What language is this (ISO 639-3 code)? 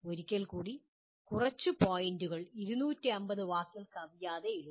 mal